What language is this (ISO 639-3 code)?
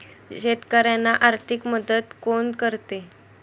mar